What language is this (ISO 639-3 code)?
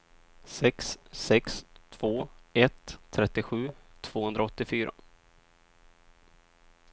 swe